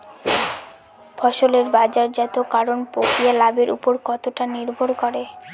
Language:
Bangla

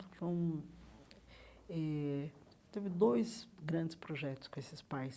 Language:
Portuguese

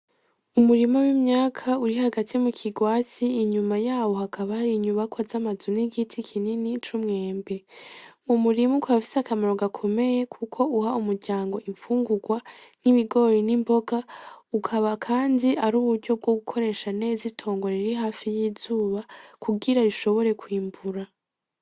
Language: Rundi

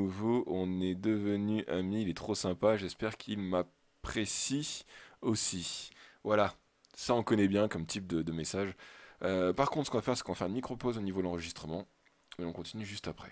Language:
French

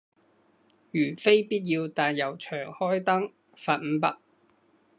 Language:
Cantonese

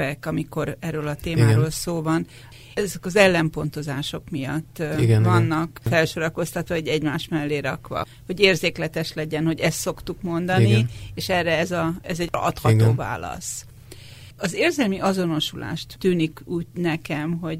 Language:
Hungarian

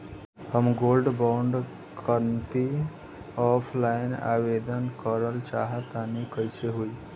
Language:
Bhojpuri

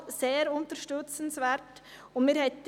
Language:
Swiss German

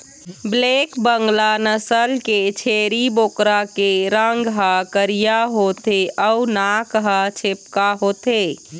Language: Chhattisgarhi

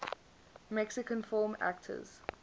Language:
English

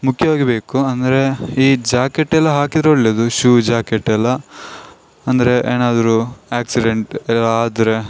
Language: Kannada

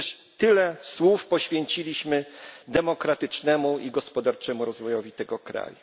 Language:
Polish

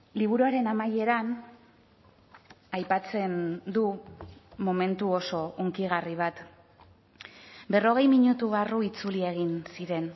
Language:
Basque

